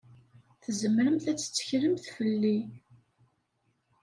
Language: Kabyle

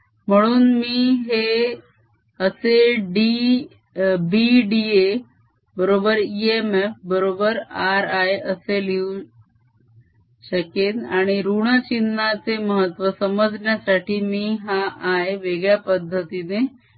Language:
Marathi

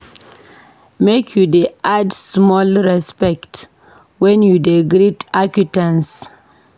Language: Nigerian Pidgin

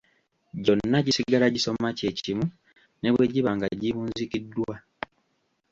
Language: Ganda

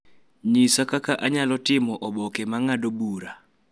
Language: Luo (Kenya and Tanzania)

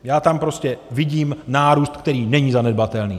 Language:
Czech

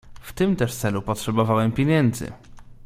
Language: Polish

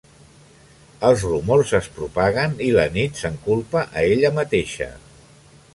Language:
Catalan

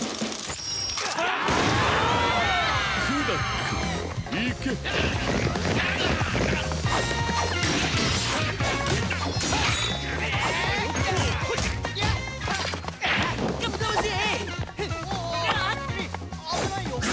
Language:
Japanese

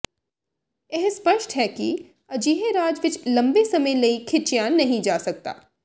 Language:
Punjabi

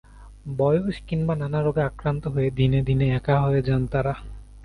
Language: Bangla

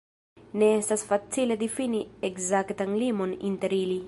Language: Esperanto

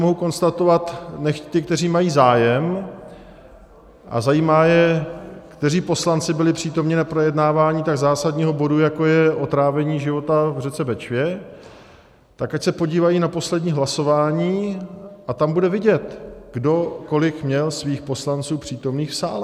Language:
Czech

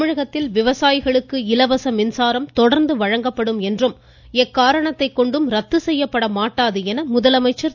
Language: Tamil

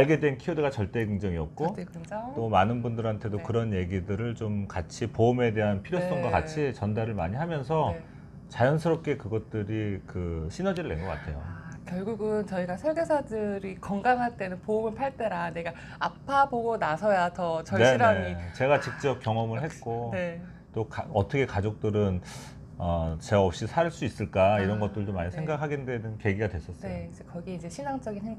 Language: Korean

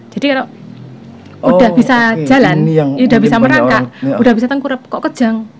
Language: Indonesian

